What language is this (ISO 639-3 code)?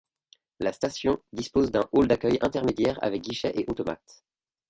fra